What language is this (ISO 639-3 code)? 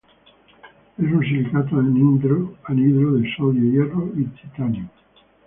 spa